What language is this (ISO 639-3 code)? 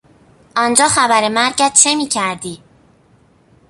fas